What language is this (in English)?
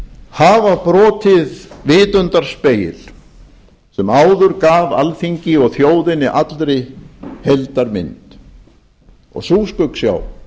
Icelandic